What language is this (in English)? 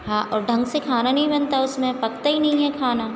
Hindi